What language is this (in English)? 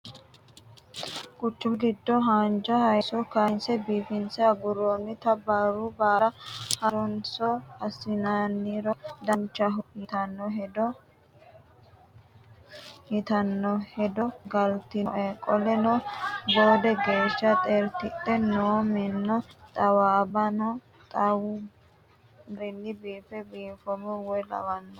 Sidamo